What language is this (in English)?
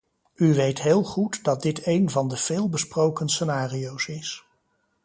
Dutch